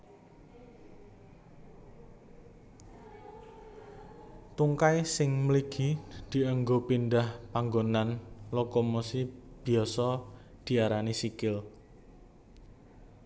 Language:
Javanese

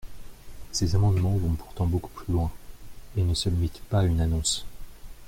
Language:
French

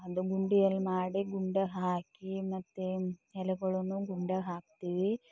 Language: Kannada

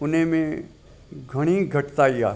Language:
Sindhi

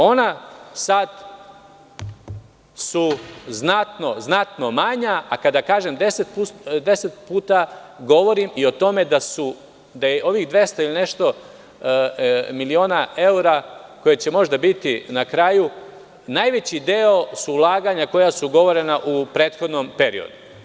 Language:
Serbian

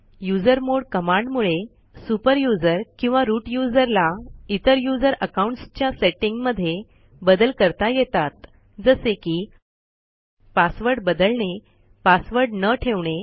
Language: Marathi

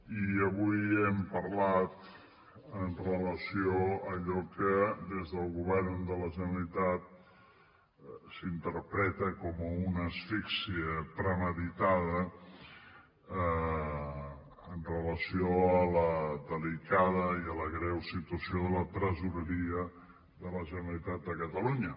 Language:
Catalan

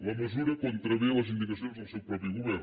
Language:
Catalan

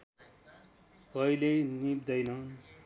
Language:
Nepali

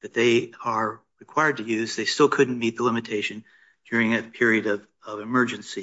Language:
English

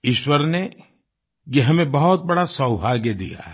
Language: Hindi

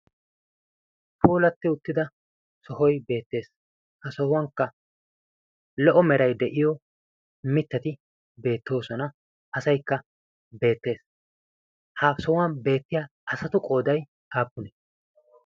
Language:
Wolaytta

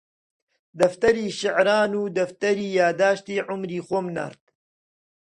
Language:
Central Kurdish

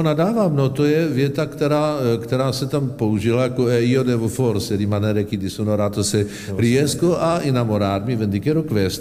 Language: Czech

